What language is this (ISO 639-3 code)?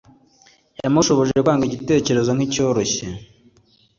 kin